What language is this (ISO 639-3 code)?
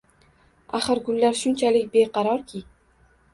uzb